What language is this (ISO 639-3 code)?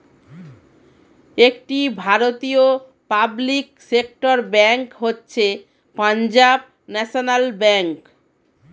ben